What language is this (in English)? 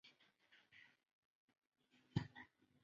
Chinese